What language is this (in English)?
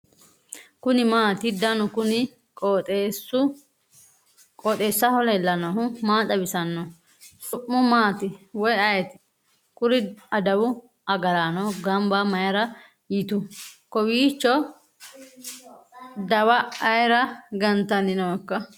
Sidamo